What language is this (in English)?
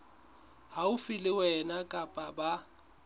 Southern Sotho